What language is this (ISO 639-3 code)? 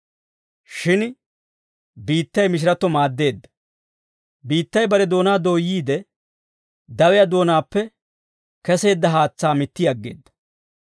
dwr